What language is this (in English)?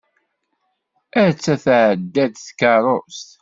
Kabyle